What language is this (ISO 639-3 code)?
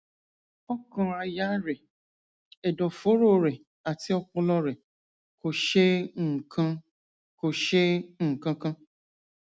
yor